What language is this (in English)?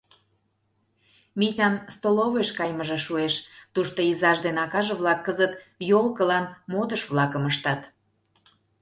Mari